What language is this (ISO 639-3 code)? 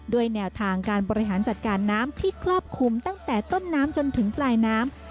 tha